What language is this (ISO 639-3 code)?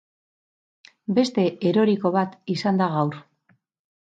eus